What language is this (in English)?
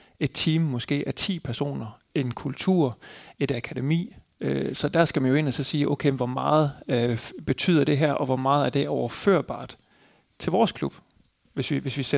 Danish